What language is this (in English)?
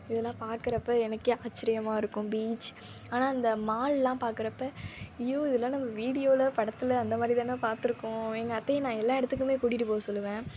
Tamil